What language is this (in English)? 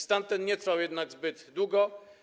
Polish